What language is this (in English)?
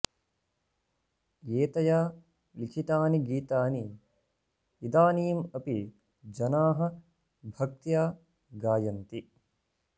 Sanskrit